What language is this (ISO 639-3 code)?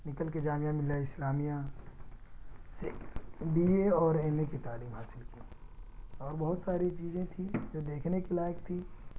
urd